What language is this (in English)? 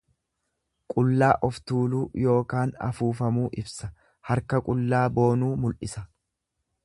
Oromo